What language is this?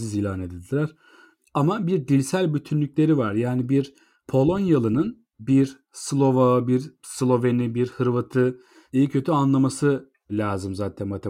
Turkish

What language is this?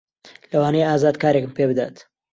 Central Kurdish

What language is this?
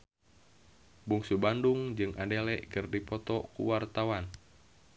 Sundanese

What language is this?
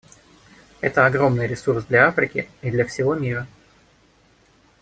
Russian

